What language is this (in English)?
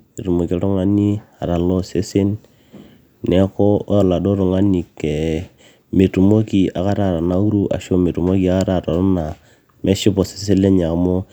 Masai